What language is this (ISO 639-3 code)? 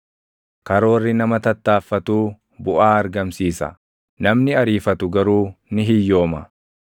orm